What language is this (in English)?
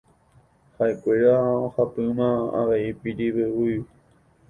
Guarani